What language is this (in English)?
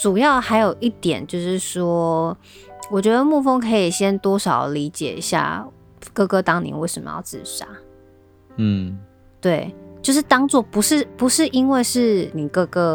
Chinese